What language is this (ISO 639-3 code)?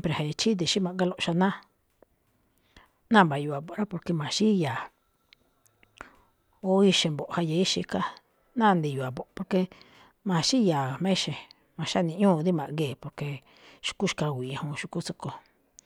tcf